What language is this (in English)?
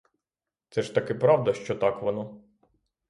Ukrainian